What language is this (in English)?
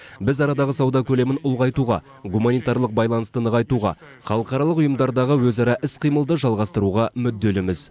Kazakh